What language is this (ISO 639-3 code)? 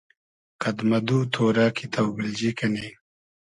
haz